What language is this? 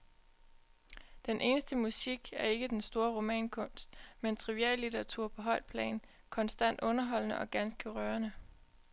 Danish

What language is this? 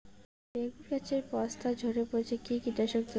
Bangla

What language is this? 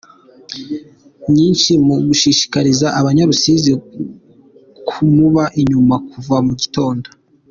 Kinyarwanda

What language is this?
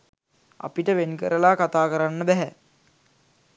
Sinhala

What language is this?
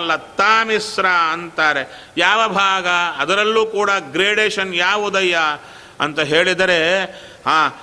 Kannada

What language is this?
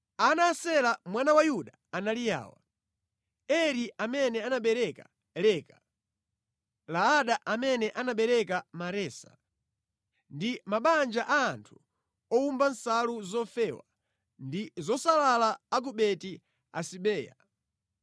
Nyanja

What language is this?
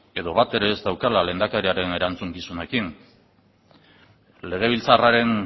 Basque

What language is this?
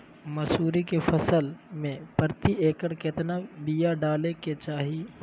Magahi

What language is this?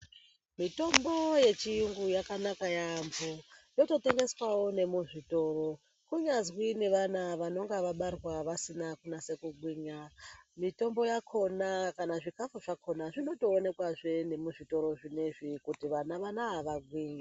Ndau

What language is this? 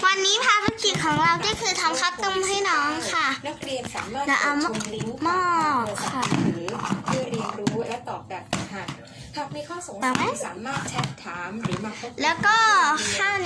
Thai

